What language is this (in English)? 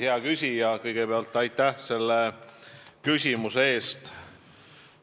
Estonian